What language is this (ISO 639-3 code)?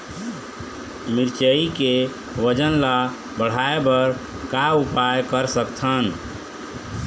hne